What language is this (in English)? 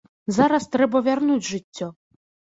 Belarusian